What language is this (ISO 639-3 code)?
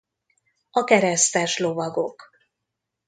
hun